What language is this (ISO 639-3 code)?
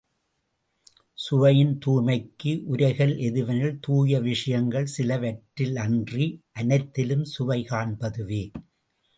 tam